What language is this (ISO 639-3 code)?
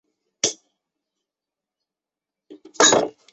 zho